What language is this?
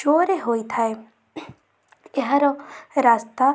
Odia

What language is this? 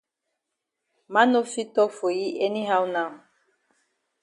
Cameroon Pidgin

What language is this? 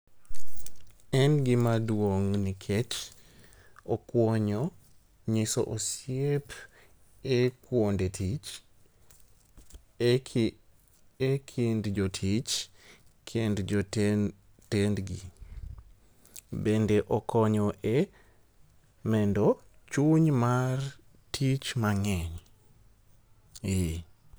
Luo (Kenya and Tanzania)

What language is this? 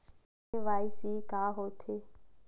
Chhattisgarhi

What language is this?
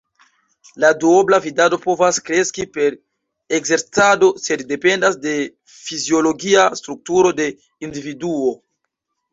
Esperanto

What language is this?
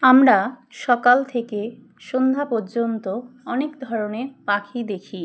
Bangla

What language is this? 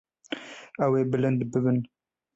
Kurdish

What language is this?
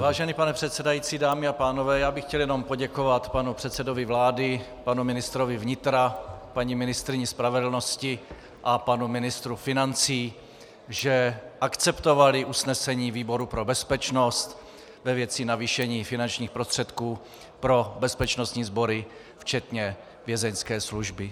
Czech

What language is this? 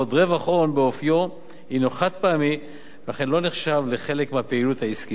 Hebrew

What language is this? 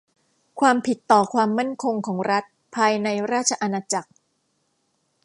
Thai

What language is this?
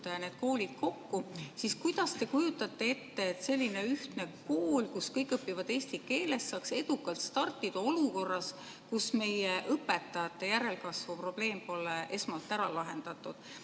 Estonian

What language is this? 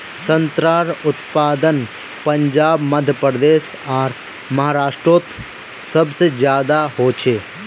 Magahi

